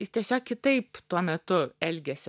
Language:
Lithuanian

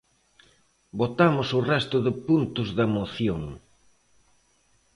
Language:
Galician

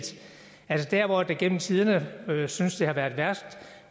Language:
Danish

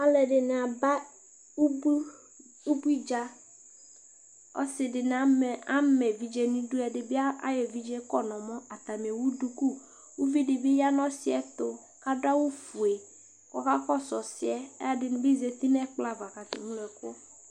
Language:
Ikposo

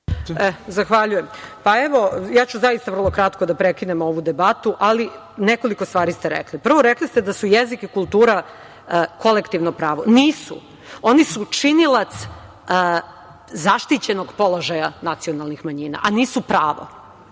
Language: Serbian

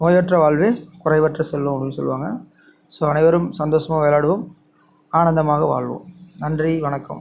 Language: Tamil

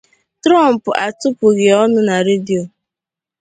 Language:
Igbo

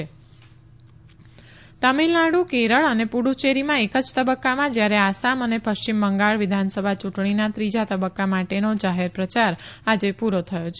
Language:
Gujarati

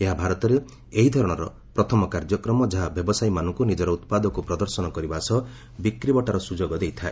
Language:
Odia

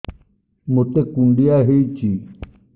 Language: Odia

